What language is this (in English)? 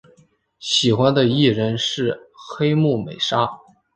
Chinese